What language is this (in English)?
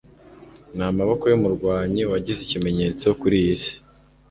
Kinyarwanda